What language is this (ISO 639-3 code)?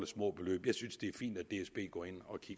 dan